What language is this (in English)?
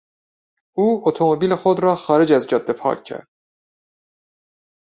Persian